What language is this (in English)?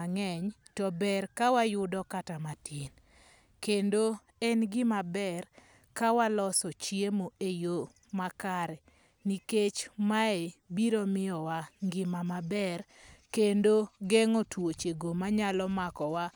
Luo (Kenya and Tanzania)